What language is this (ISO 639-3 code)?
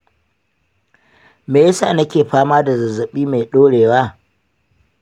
hau